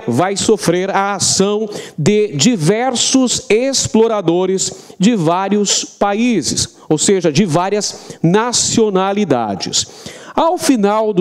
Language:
Portuguese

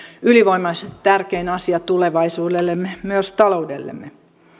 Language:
Finnish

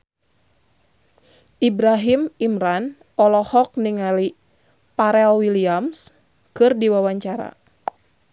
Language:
Sundanese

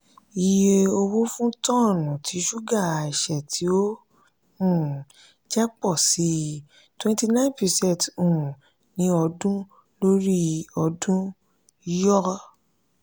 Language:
Yoruba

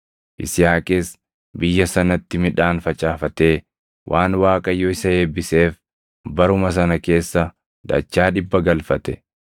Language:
Oromo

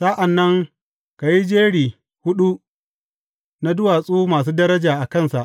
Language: Hausa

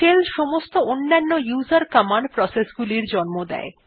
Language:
Bangla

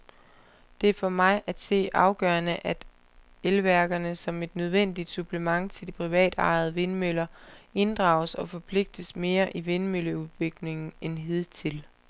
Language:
Danish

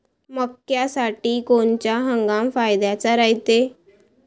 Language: Marathi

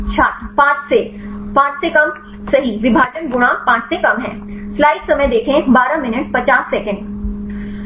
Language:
Hindi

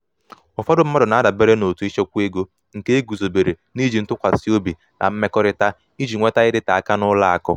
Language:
Igbo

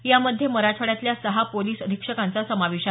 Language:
Marathi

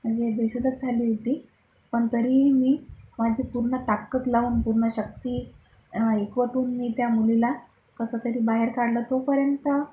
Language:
Marathi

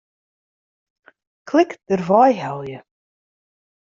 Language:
Western Frisian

